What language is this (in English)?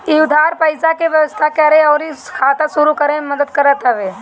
Bhojpuri